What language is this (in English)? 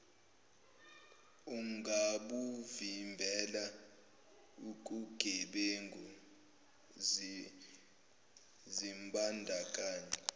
Zulu